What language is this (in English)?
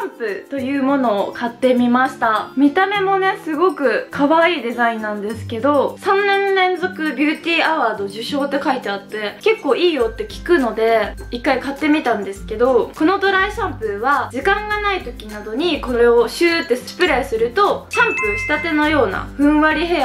Japanese